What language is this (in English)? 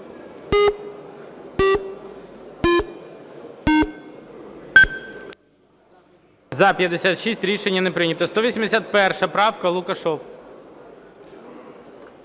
Ukrainian